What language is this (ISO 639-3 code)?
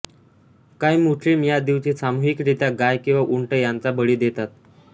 mar